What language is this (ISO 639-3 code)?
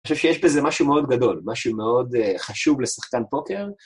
heb